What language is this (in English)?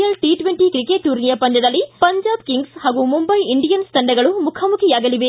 Kannada